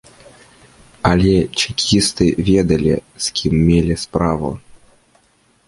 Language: Belarusian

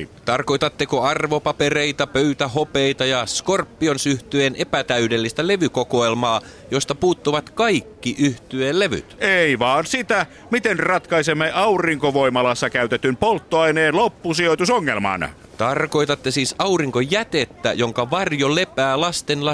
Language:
Finnish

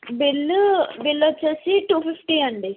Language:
Telugu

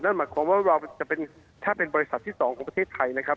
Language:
Thai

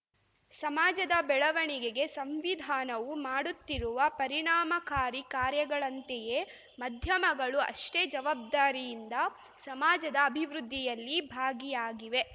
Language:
Kannada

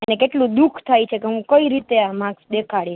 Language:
Gujarati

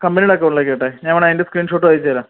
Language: Malayalam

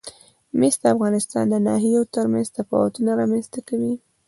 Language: Pashto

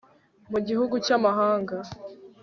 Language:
Kinyarwanda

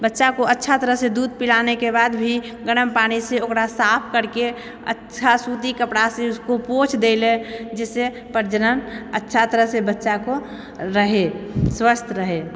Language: Maithili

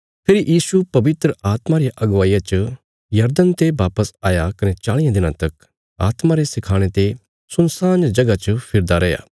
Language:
Bilaspuri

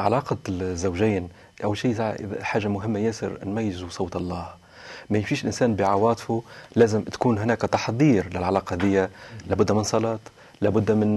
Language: Arabic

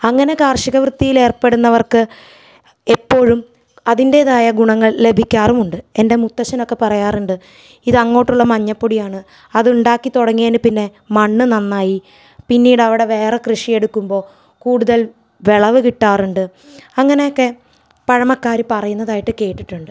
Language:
Malayalam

